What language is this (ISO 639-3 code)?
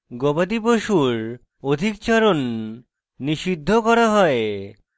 ben